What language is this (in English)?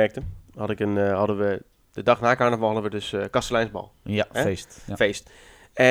Dutch